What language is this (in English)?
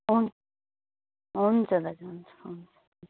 Nepali